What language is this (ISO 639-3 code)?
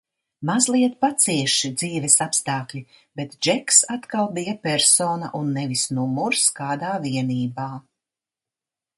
lav